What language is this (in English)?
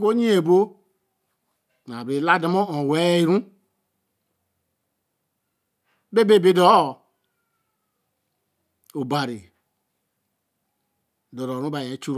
Eleme